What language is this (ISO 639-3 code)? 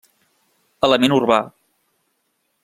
cat